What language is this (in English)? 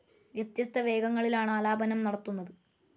Malayalam